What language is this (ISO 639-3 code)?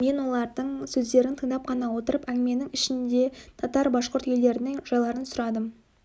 kaz